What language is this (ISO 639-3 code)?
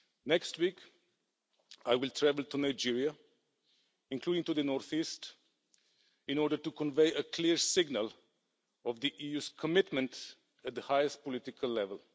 eng